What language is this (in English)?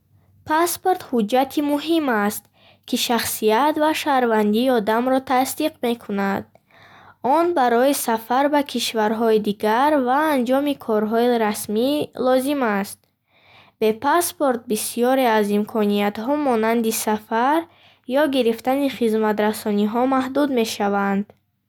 Bukharic